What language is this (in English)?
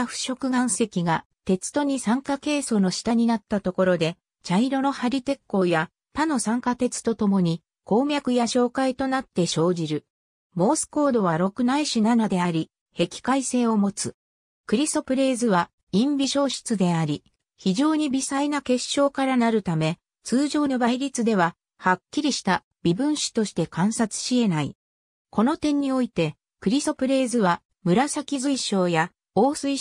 Japanese